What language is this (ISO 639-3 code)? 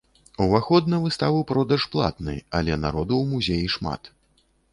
bel